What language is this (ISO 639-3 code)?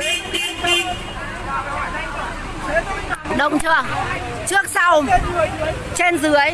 vie